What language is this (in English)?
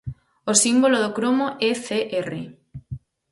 Galician